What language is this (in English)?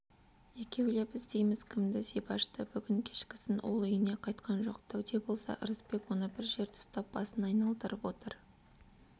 Kazakh